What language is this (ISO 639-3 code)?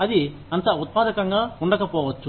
tel